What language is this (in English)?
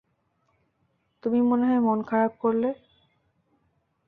Bangla